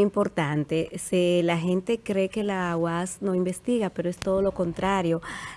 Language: Spanish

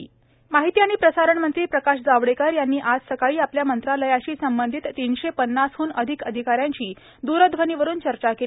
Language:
Marathi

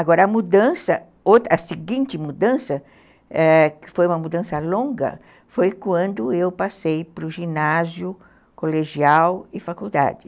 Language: Portuguese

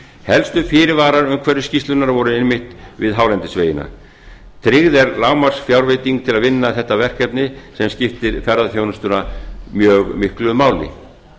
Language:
Icelandic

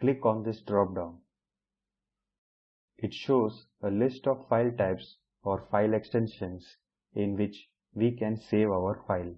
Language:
English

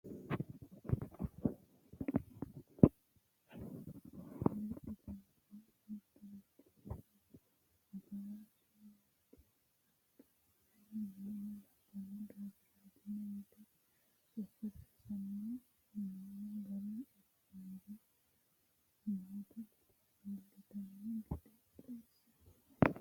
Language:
Sidamo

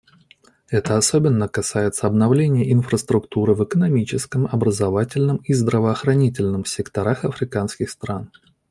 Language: Russian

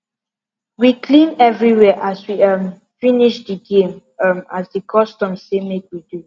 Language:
Nigerian Pidgin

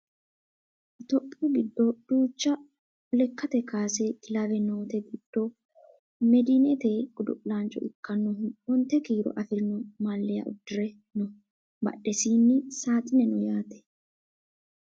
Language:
Sidamo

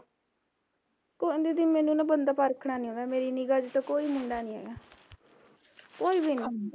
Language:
Punjabi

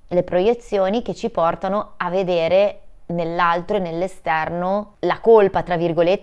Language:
Italian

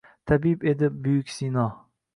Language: Uzbek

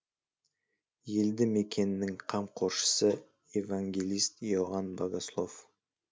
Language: Kazakh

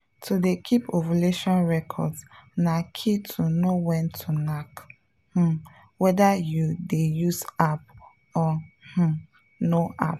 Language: Nigerian Pidgin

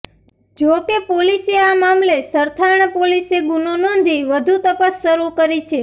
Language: Gujarati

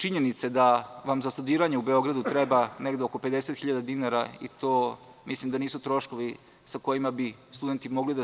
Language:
Serbian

